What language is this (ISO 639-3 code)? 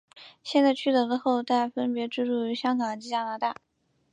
zho